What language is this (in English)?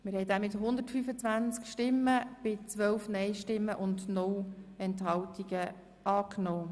Swiss German